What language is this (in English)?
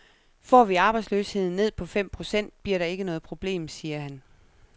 Danish